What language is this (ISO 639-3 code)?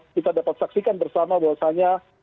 ind